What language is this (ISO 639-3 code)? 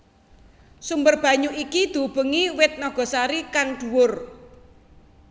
jav